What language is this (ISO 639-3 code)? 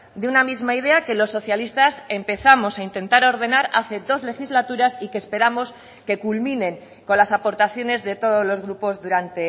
spa